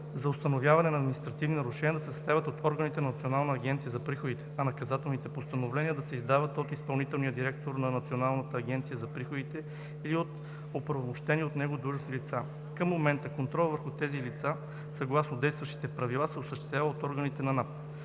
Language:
Bulgarian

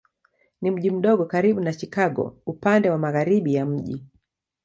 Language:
Swahili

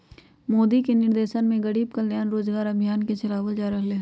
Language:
Magahi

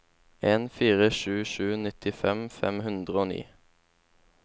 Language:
Norwegian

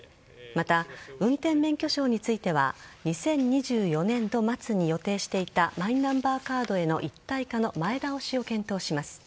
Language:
Japanese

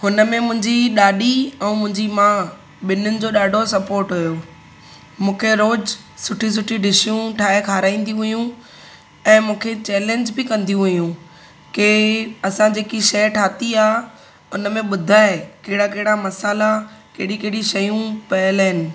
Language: Sindhi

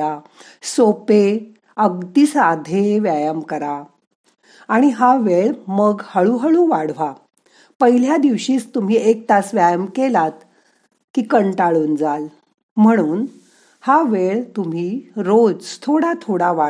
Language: Marathi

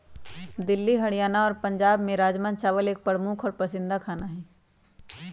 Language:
Magahi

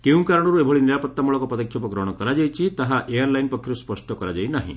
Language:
Odia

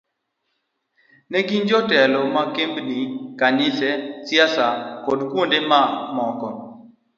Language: Luo (Kenya and Tanzania)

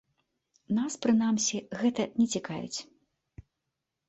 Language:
Belarusian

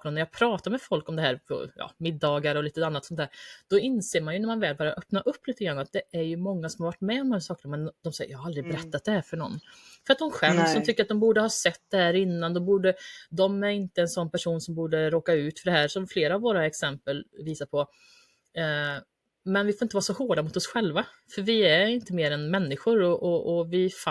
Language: Swedish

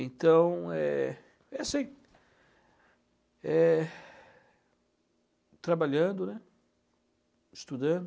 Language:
Portuguese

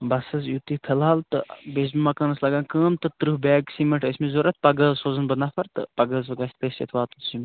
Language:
Kashmiri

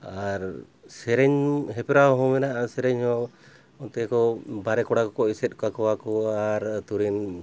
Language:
Santali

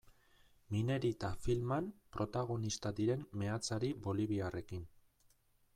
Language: Basque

